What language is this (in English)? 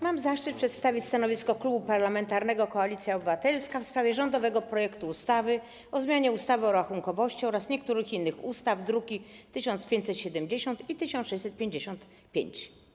Polish